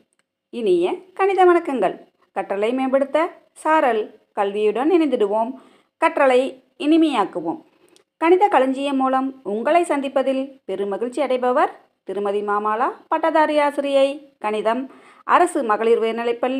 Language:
Tamil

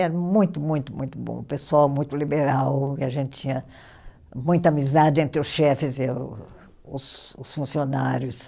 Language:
Portuguese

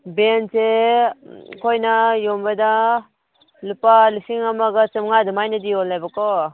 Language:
Manipuri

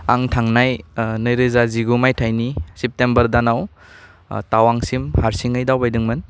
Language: Bodo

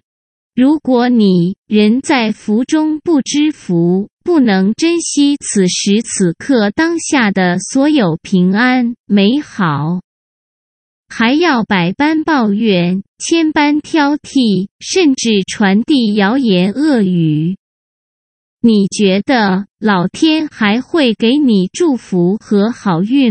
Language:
Chinese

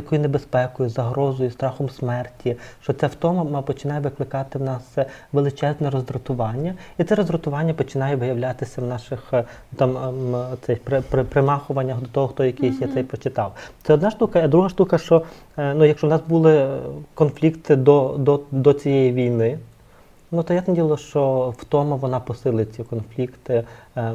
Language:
Ukrainian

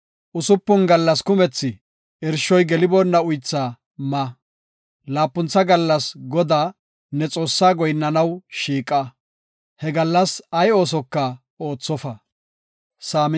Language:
Gofa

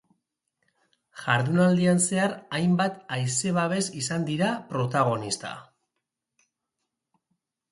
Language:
Basque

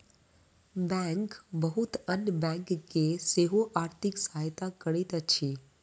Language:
Maithili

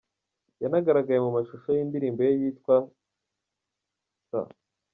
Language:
Kinyarwanda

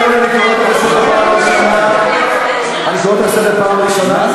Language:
Hebrew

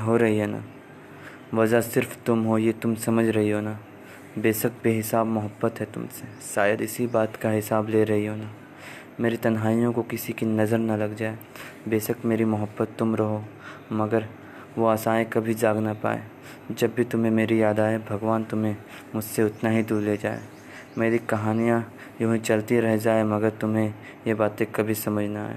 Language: Hindi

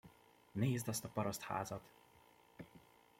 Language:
Hungarian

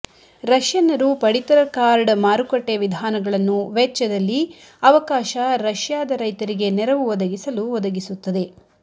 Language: Kannada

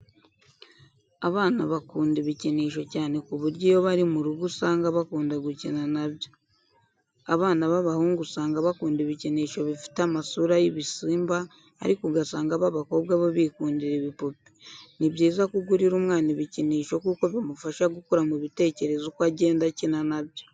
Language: Kinyarwanda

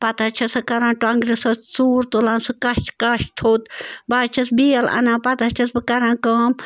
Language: Kashmiri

